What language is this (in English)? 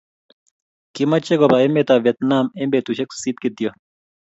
Kalenjin